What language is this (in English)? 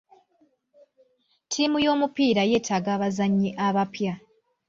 Ganda